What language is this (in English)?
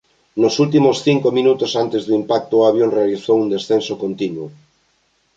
Galician